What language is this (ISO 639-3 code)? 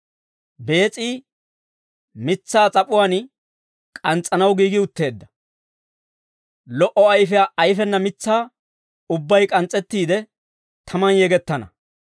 dwr